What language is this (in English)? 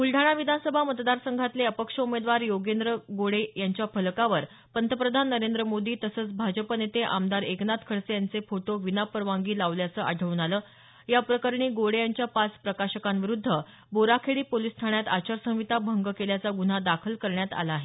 Marathi